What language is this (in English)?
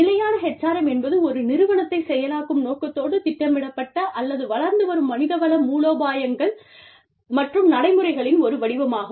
Tamil